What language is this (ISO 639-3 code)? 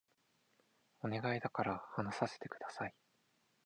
jpn